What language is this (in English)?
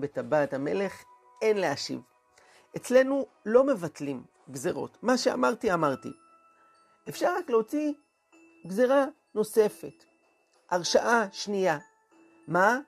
Hebrew